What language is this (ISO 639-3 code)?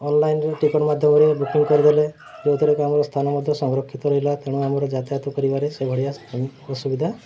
ori